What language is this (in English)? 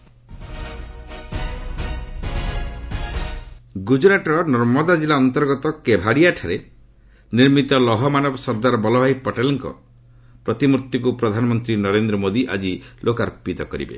Odia